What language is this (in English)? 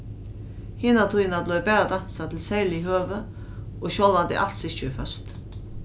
Faroese